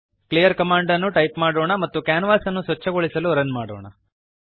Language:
Kannada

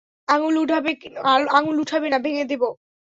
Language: Bangla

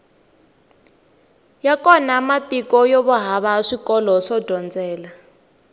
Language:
Tsonga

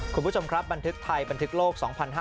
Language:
Thai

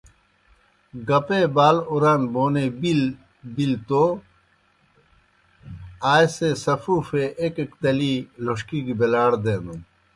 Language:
Kohistani Shina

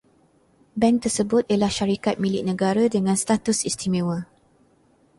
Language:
Malay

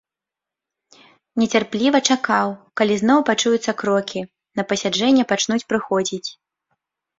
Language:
Belarusian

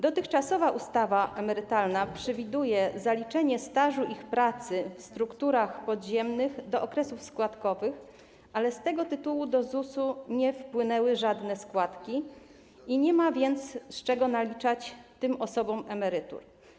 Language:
Polish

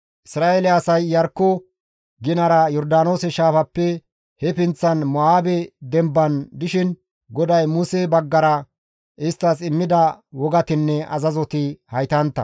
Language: Gamo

